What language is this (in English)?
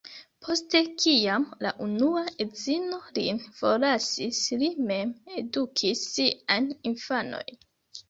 Esperanto